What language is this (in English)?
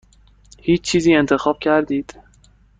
Persian